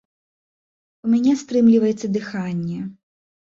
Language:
Belarusian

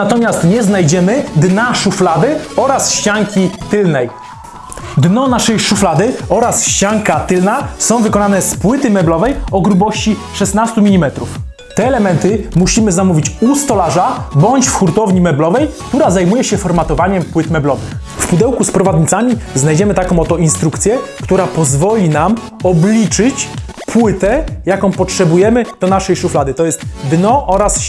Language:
Polish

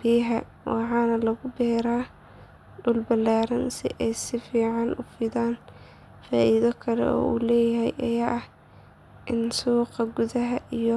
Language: Somali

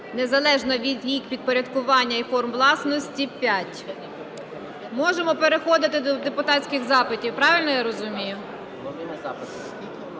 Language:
Ukrainian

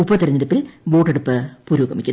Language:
Malayalam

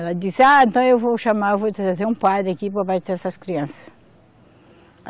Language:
Portuguese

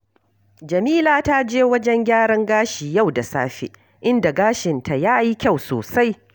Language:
Hausa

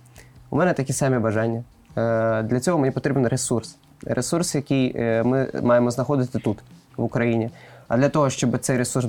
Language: Ukrainian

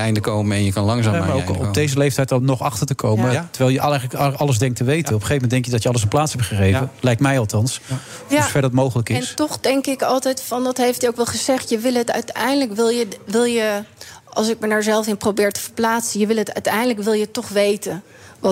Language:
Dutch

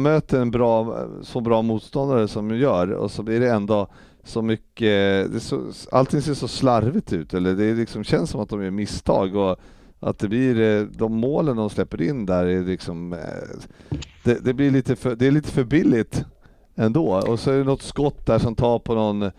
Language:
Swedish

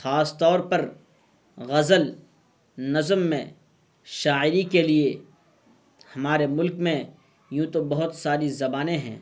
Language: Urdu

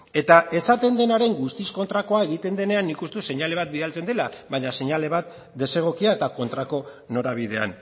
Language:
Basque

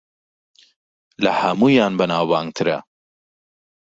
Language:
Central Kurdish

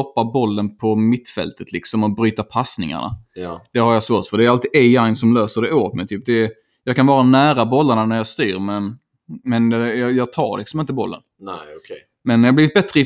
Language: Swedish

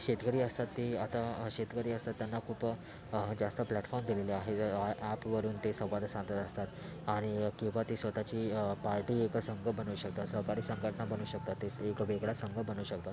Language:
Marathi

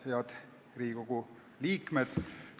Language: Estonian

